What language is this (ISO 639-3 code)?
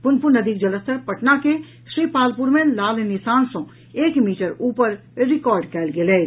mai